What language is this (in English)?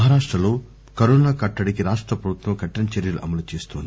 Telugu